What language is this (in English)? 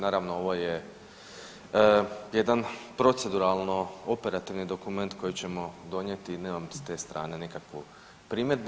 Croatian